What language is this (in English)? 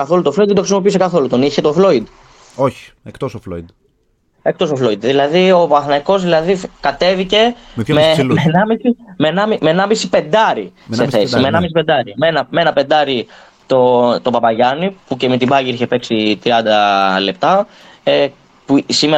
Greek